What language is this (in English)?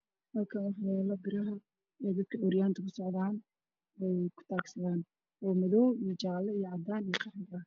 Somali